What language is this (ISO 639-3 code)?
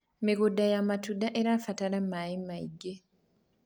kik